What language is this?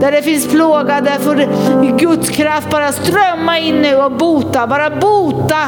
Swedish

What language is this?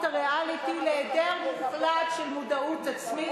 Hebrew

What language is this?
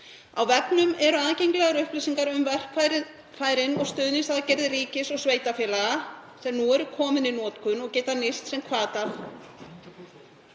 Icelandic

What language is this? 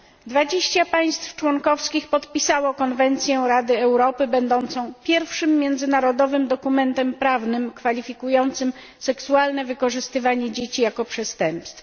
Polish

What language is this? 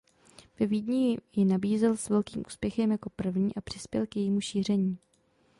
Czech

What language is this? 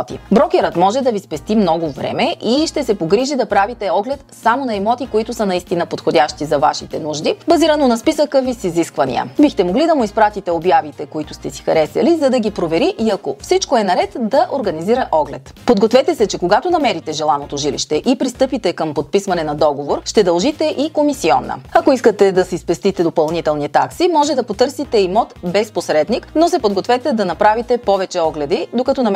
Bulgarian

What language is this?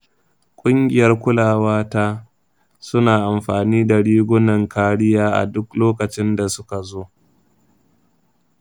Hausa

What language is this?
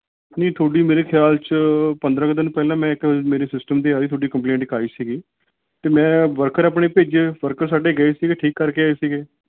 Punjabi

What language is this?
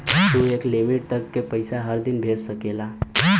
Bhojpuri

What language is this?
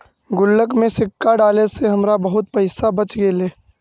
Magahi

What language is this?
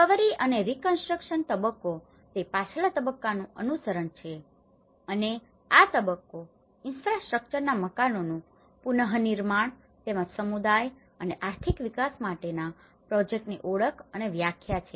Gujarati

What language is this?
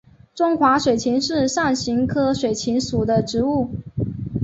Chinese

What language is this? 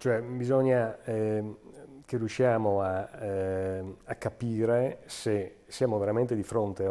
Italian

